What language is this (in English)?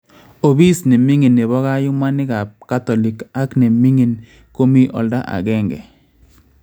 Kalenjin